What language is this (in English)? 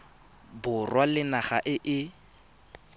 Tswana